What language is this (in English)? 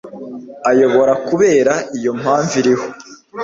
Kinyarwanda